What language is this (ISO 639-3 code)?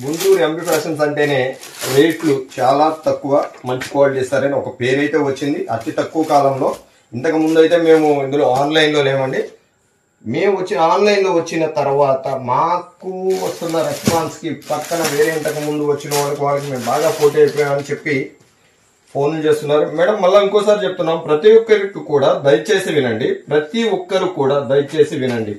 tel